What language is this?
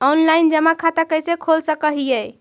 Magahi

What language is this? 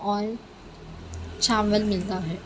Urdu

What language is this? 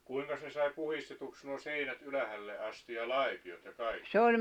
Finnish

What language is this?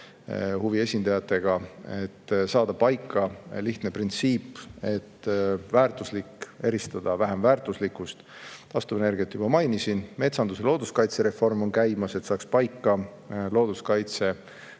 Estonian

